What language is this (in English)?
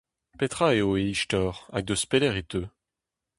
Breton